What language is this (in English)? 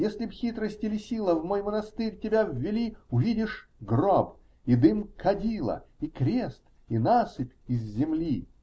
Russian